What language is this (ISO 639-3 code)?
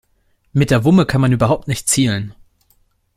deu